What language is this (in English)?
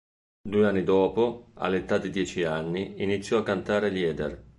Italian